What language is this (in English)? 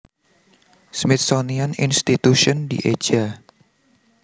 Javanese